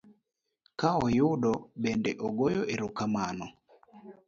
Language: Luo (Kenya and Tanzania)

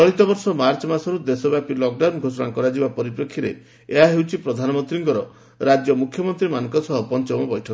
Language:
Odia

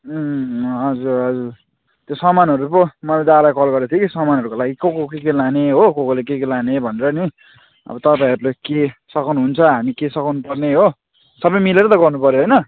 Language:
Nepali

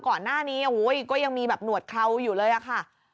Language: Thai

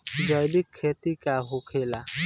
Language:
Bhojpuri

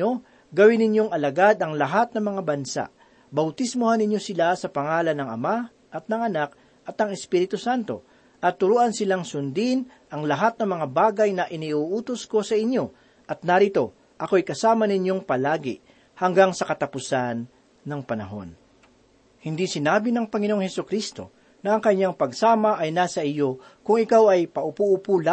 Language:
Filipino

